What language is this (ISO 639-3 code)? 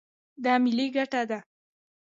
pus